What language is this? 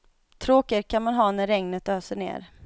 Swedish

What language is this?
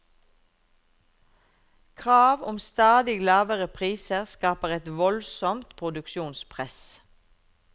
Norwegian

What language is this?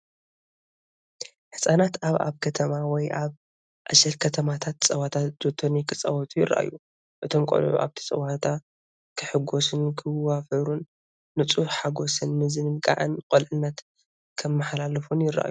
Tigrinya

